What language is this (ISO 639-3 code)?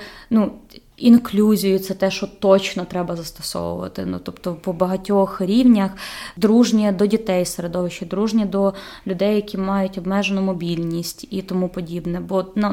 ukr